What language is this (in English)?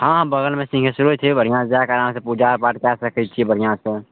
Maithili